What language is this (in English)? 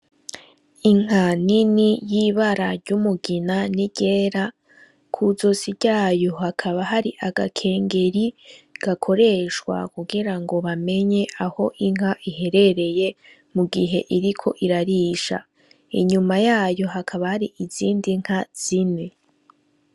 Rundi